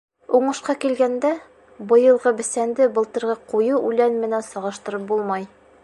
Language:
Bashkir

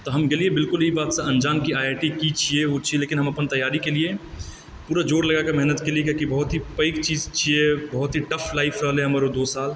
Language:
Maithili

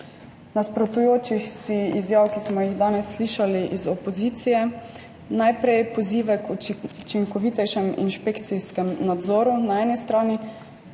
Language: Slovenian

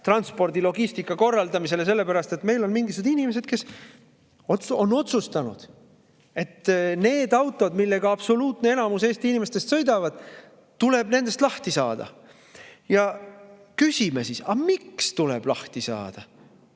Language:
Estonian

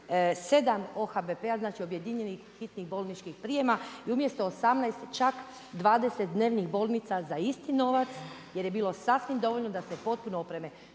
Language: Croatian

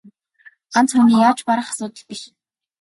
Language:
Mongolian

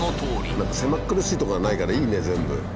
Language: Japanese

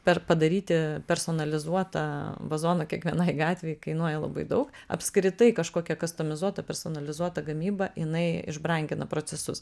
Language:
Lithuanian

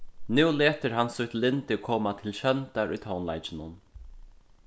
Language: Faroese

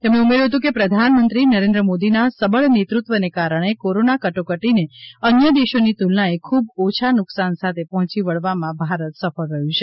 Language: Gujarati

